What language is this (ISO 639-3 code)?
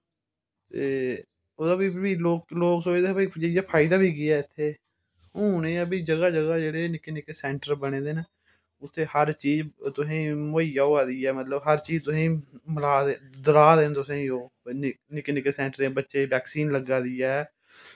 doi